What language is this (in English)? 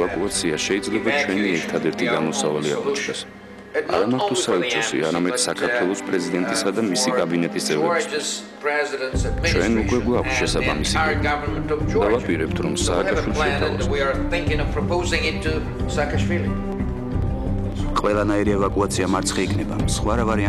Romanian